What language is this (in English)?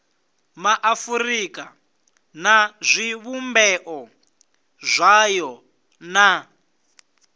Venda